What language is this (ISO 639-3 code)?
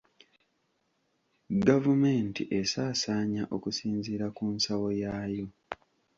lug